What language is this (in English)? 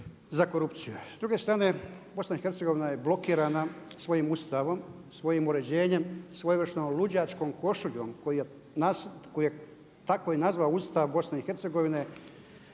Croatian